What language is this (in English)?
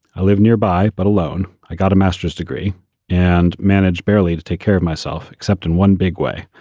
English